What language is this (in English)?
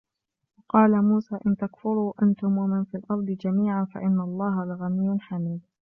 Arabic